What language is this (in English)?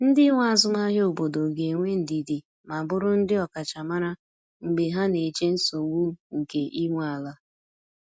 Igbo